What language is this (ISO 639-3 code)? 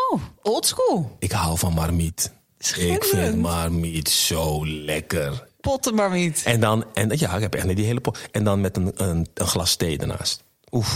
nld